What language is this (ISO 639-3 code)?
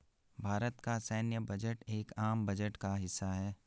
hin